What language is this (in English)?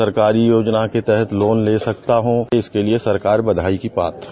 Hindi